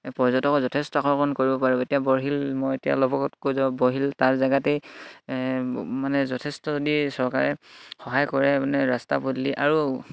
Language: Assamese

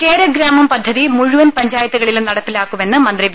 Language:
Malayalam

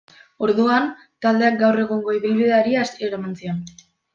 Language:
Basque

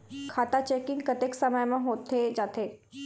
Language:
Chhattisgarhi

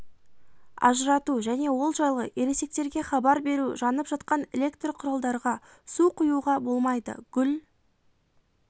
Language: Kazakh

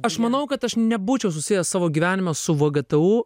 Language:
Lithuanian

